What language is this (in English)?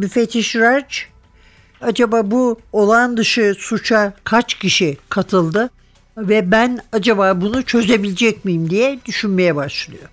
Turkish